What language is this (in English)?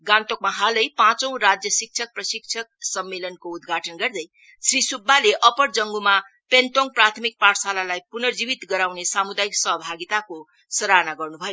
Nepali